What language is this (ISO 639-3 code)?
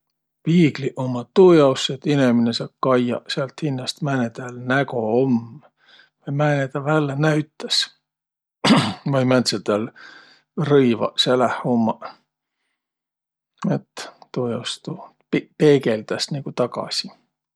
vro